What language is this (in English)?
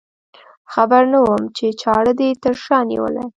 Pashto